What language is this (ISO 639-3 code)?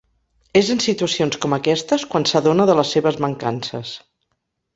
cat